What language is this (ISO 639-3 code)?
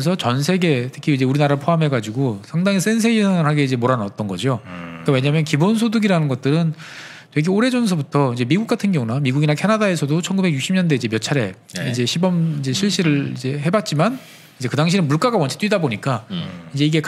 kor